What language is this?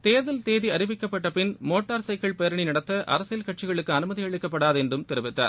Tamil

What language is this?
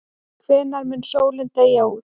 Icelandic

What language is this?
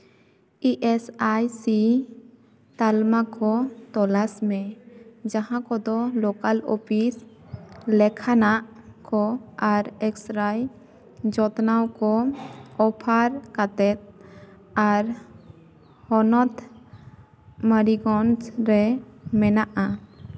Santali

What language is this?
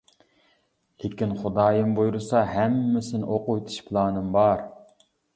Uyghur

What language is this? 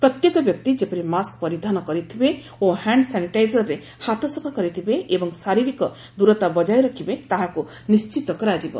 Odia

